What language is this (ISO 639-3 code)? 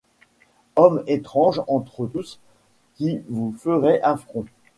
fra